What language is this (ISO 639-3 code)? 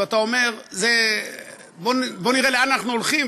heb